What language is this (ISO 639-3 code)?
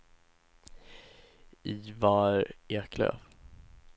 swe